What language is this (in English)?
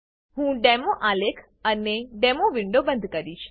Gujarati